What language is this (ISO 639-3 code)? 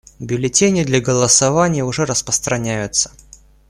rus